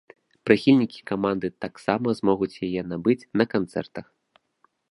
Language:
Belarusian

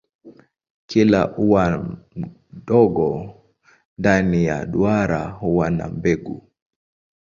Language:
Swahili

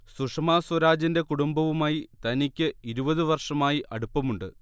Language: Malayalam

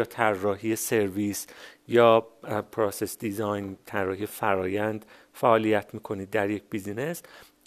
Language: Persian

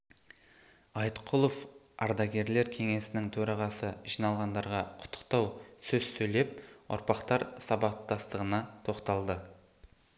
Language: Kazakh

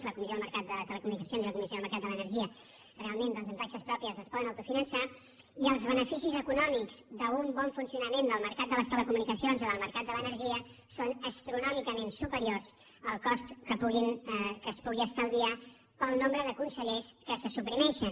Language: Catalan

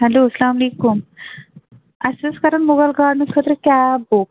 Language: Kashmiri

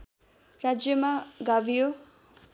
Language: Nepali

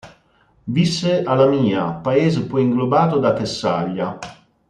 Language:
Italian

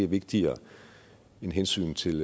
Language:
Danish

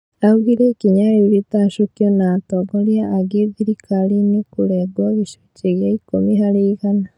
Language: Kikuyu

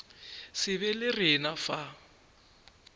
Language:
Northern Sotho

